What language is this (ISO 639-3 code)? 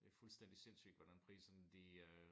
dan